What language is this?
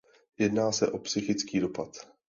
Czech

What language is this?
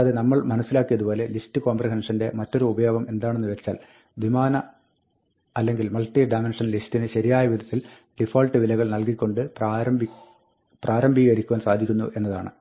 Malayalam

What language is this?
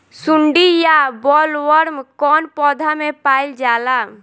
Bhojpuri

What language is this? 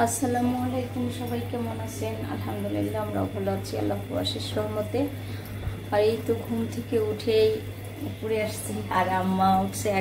Bangla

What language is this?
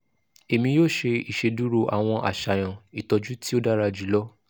Yoruba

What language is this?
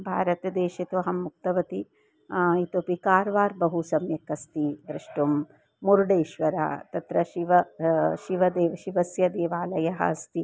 Sanskrit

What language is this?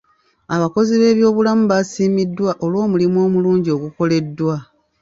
Ganda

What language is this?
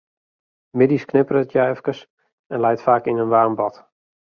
Western Frisian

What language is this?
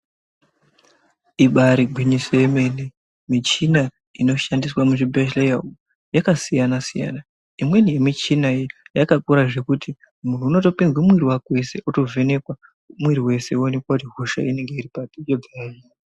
Ndau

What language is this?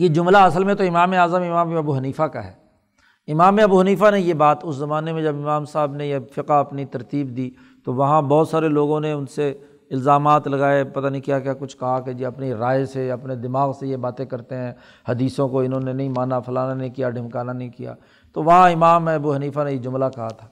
Urdu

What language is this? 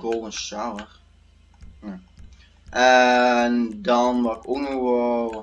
Dutch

